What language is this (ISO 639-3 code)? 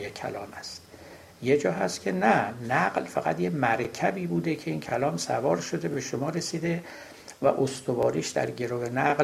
fas